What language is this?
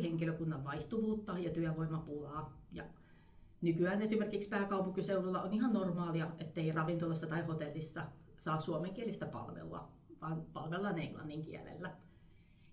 Finnish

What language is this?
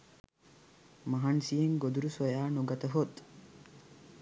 Sinhala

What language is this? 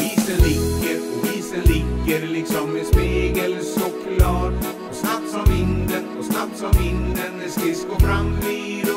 Swedish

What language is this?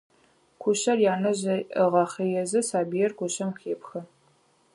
Adyghe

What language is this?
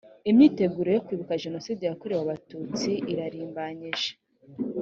Kinyarwanda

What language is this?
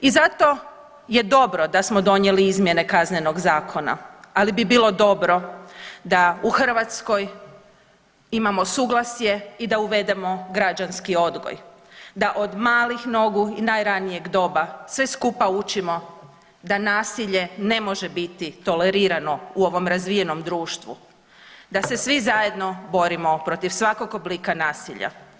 Croatian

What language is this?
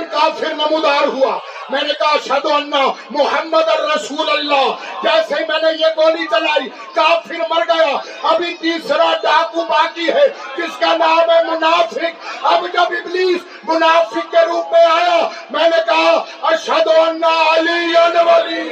Urdu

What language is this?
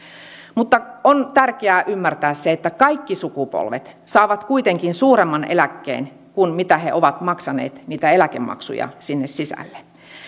Finnish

